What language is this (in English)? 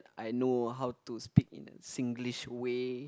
English